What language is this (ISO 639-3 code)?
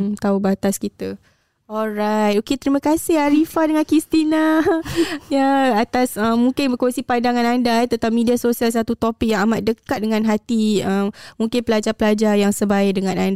msa